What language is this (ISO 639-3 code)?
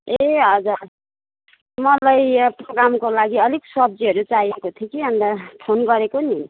nep